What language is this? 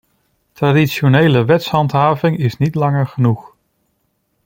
Dutch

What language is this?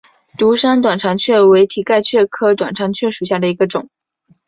Chinese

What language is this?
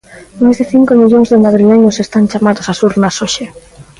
Galician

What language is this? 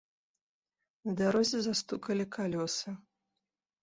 Belarusian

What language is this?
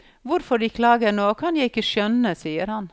Norwegian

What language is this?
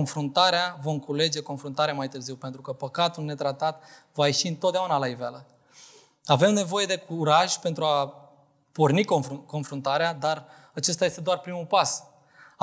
Romanian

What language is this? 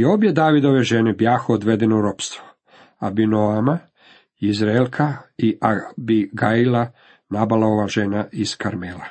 Croatian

